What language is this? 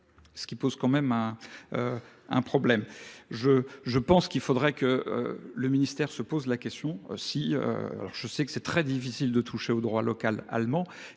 French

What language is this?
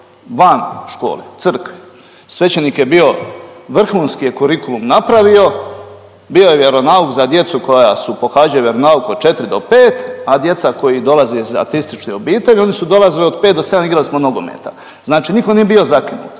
Croatian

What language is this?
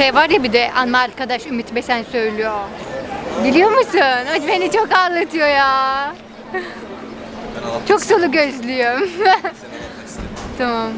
Turkish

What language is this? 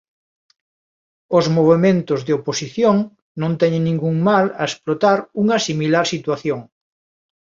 Galician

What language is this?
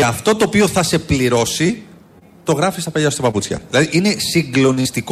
Greek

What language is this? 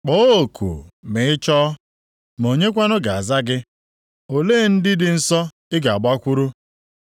Igbo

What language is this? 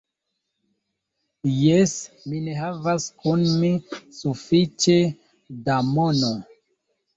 Esperanto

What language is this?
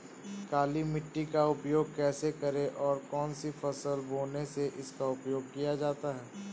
Hindi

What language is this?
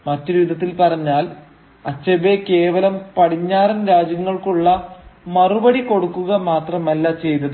Malayalam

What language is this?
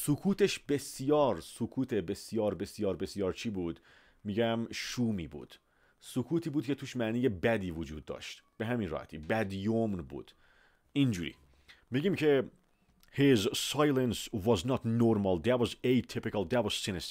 Persian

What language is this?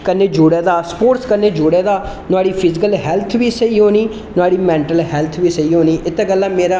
Dogri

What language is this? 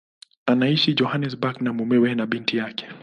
Swahili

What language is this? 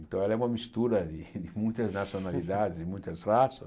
Portuguese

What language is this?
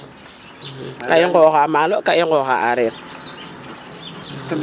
Serer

